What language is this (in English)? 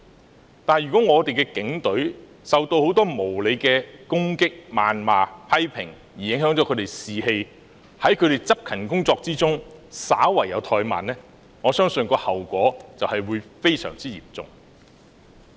Cantonese